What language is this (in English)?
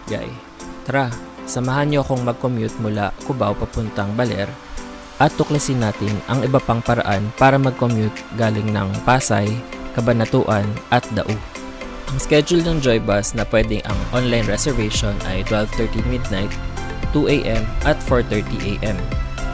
Filipino